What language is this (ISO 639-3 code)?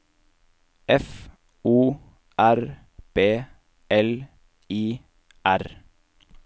nor